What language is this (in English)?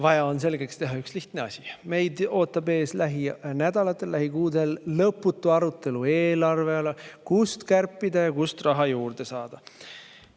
Estonian